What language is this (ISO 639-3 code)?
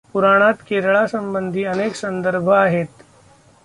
mar